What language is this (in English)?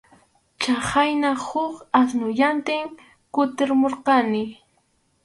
Arequipa-La Unión Quechua